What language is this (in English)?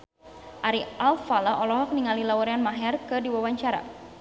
Sundanese